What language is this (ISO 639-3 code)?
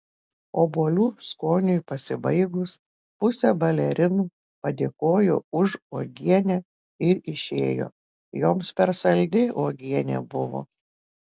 lit